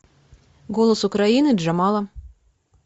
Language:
Russian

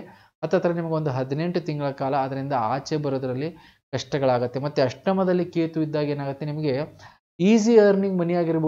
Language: Hindi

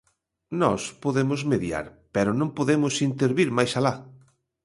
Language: Galician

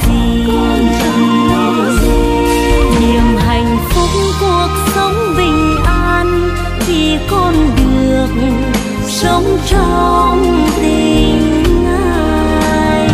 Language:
Vietnamese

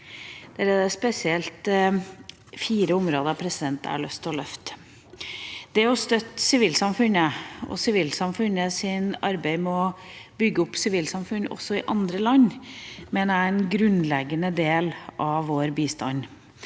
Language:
Norwegian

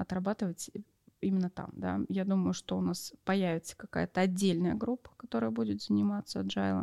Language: Russian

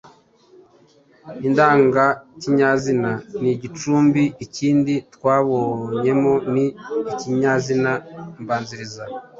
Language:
Kinyarwanda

